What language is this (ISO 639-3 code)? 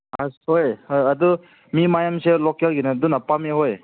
mni